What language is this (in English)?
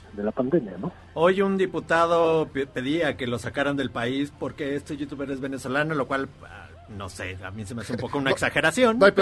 Spanish